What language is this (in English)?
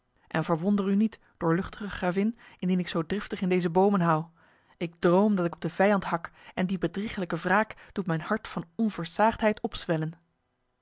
Dutch